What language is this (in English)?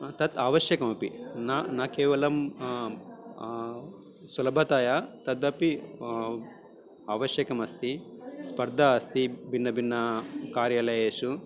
Sanskrit